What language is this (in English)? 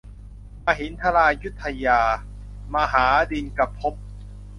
Thai